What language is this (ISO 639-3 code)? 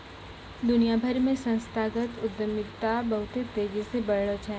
mai